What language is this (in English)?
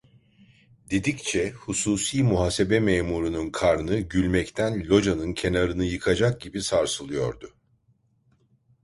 Turkish